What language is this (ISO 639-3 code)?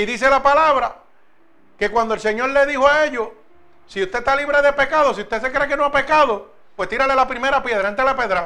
spa